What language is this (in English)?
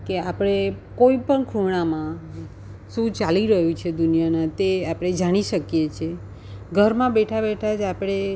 Gujarati